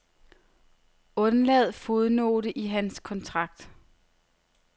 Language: Danish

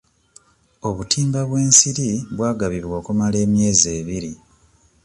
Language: Ganda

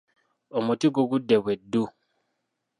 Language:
Ganda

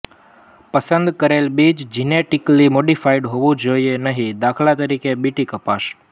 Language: Gujarati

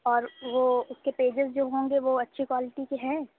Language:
Urdu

